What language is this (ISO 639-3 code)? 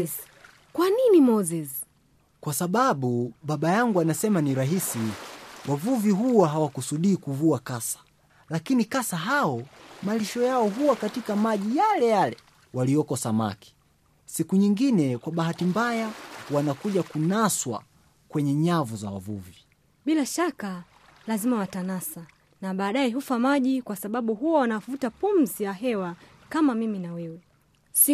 swa